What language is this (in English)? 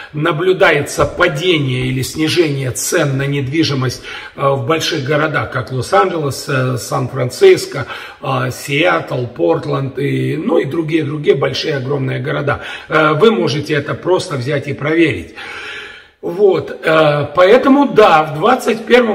Russian